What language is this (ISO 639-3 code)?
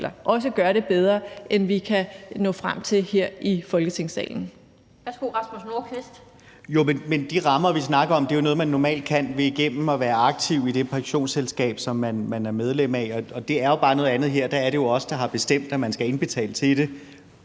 dan